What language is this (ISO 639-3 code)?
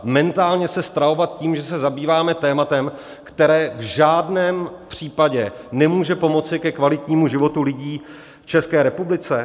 ces